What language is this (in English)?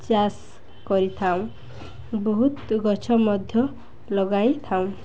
Odia